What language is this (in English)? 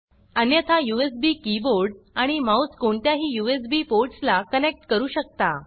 Marathi